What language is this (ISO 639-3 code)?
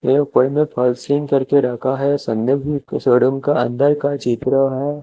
hin